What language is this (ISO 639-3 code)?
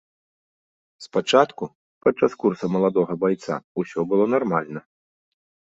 bel